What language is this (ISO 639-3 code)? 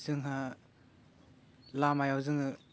brx